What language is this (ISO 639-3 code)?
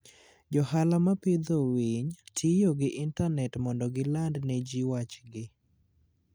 luo